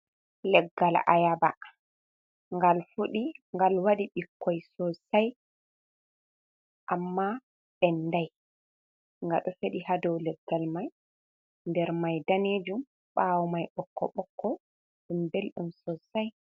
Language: Fula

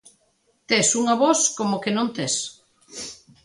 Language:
Galician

